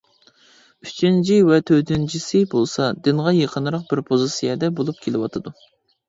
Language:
Uyghur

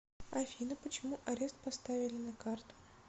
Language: Russian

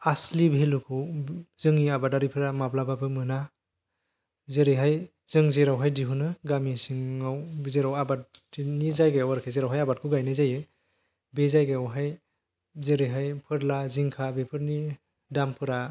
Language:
Bodo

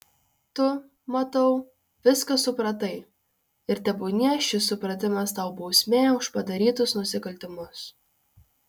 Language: Lithuanian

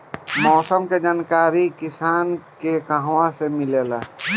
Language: Bhojpuri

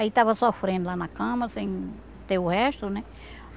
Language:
Portuguese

